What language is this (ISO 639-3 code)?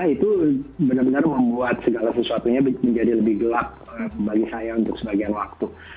ind